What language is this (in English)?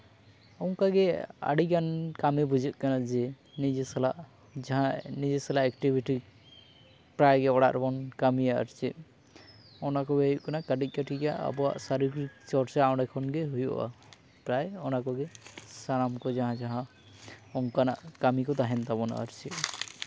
Santali